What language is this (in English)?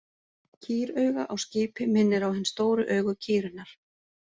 Icelandic